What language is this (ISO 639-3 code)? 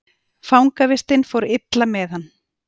isl